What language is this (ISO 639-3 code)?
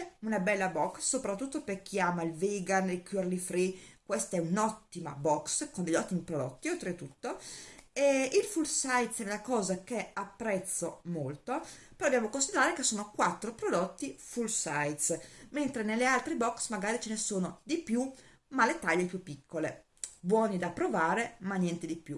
ita